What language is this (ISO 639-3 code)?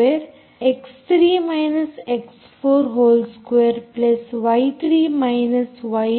kan